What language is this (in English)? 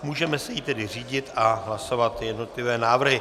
Czech